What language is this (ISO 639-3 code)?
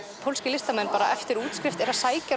isl